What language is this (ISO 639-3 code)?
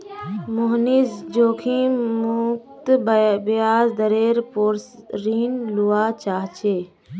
mag